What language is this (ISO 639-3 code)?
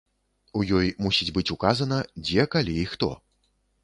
bel